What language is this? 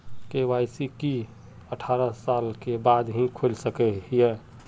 Magahi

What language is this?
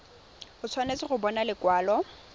Tswana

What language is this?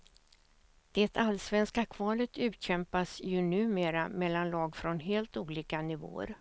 Swedish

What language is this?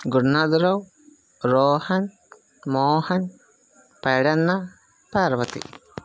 Telugu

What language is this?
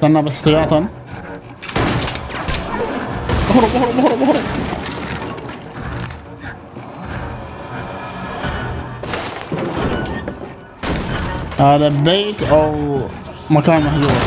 Arabic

